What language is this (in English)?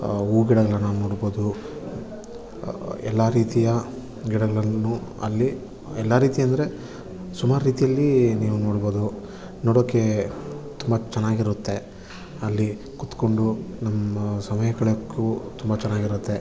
Kannada